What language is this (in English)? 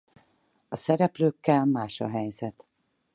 Hungarian